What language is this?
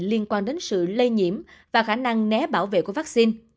Vietnamese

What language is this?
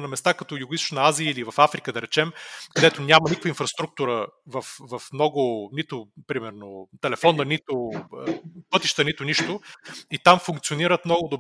Bulgarian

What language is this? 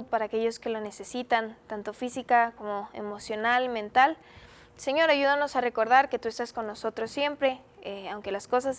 Spanish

